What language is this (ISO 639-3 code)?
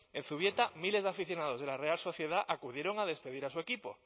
spa